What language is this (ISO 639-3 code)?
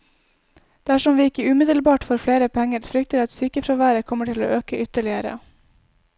nor